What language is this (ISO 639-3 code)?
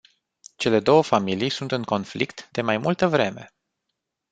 ron